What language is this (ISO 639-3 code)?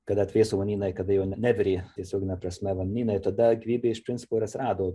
lit